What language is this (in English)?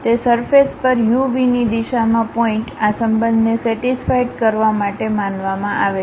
Gujarati